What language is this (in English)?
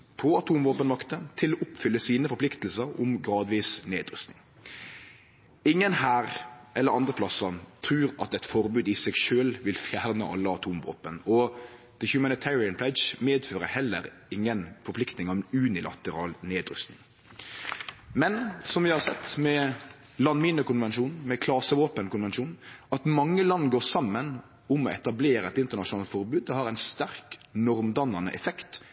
Norwegian Nynorsk